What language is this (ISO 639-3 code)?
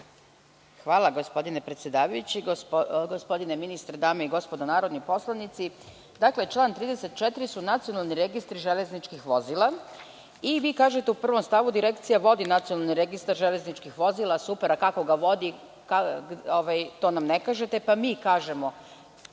srp